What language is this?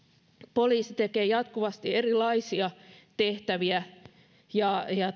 Finnish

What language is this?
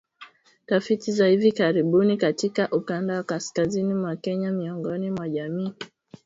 Swahili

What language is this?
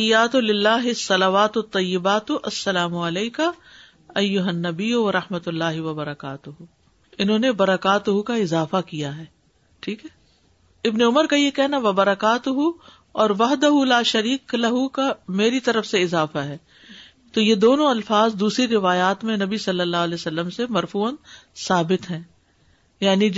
Urdu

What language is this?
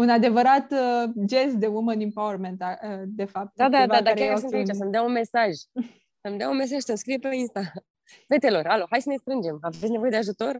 Romanian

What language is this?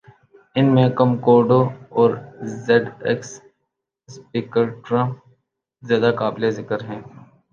Urdu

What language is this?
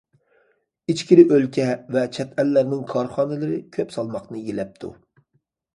Uyghur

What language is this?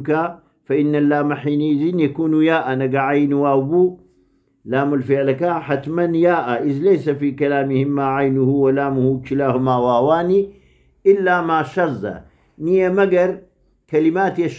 Arabic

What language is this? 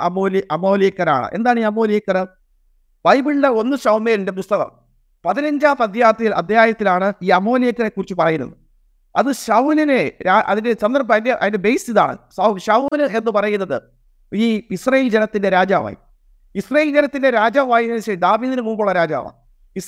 Malayalam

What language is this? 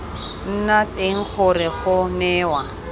Tswana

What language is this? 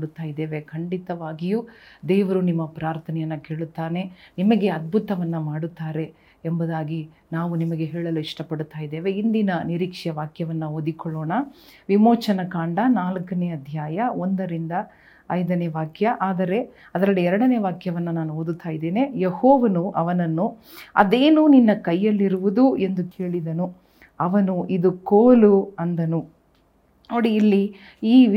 Kannada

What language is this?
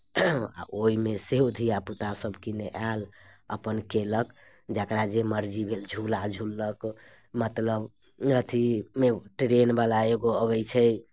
Maithili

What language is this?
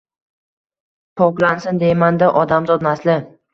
Uzbek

